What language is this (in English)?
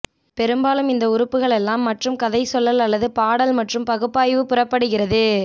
Tamil